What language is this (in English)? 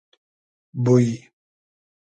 Hazaragi